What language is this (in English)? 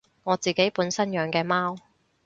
Cantonese